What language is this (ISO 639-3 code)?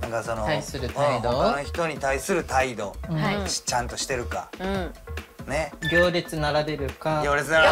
jpn